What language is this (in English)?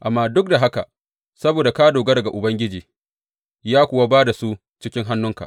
Hausa